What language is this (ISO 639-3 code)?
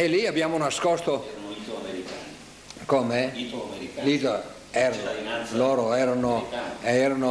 ita